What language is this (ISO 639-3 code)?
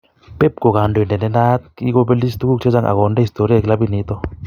kln